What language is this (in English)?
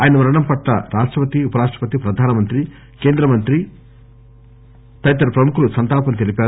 Telugu